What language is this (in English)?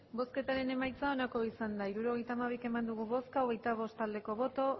Basque